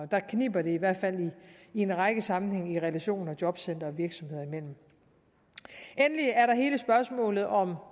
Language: Danish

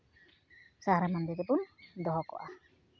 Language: Santali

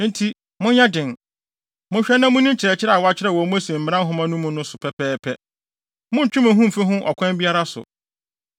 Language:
Akan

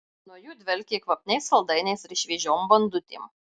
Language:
Lithuanian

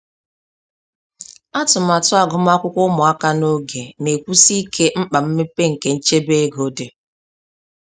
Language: Igbo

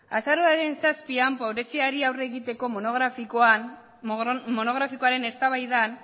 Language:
Basque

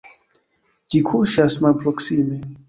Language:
Esperanto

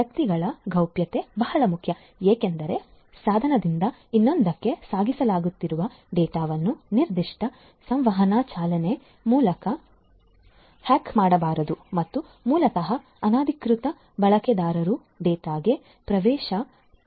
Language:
Kannada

